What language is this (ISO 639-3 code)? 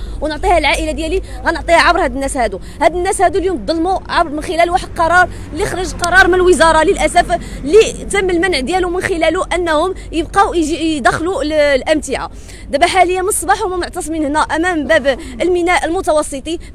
ara